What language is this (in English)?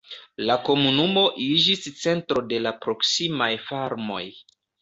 Esperanto